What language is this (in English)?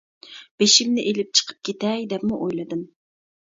Uyghur